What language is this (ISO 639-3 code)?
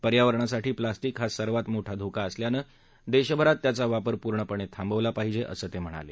mar